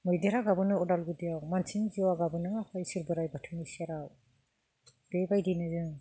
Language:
Bodo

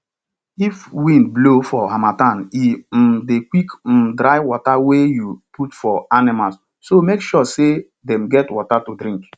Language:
Nigerian Pidgin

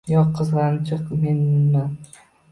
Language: Uzbek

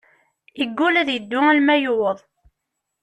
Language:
Kabyle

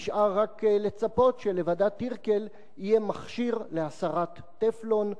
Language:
Hebrew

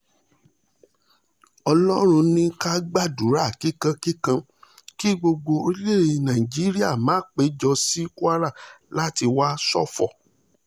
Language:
Yoruba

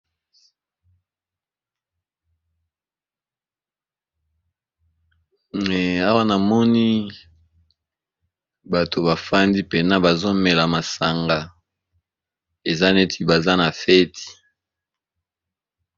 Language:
Lingala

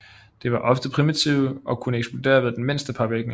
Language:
Danish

